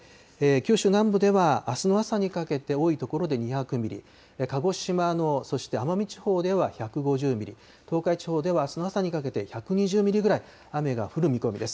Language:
Japanese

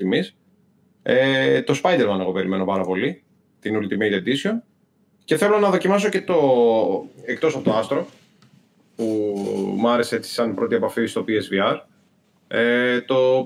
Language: Greek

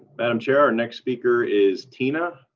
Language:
English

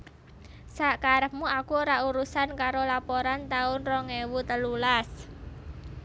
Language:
Javanese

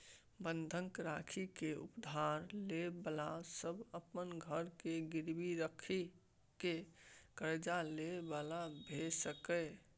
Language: Maithili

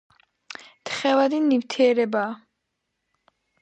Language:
Georgian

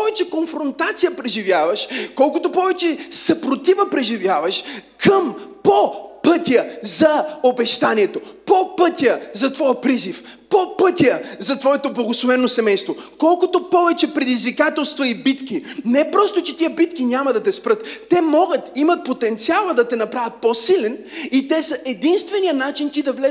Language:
Bulgarian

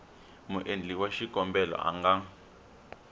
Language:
Tsonga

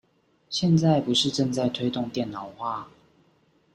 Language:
Chinese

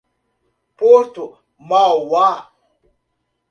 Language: Portuguese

